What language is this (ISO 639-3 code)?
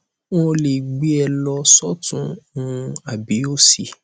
yor